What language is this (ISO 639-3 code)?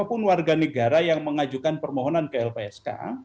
ind